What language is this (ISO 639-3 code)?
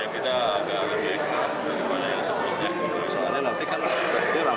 ind